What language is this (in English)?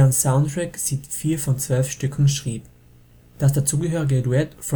German